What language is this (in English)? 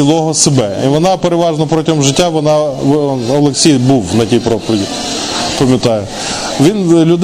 Ukrainian